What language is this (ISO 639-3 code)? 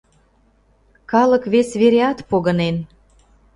chm